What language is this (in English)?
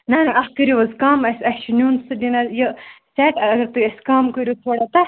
Kashmiri